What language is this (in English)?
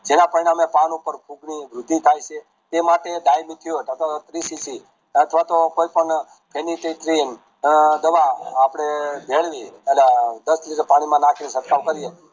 Gujarati